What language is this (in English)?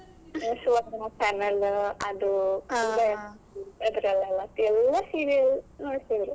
Kannada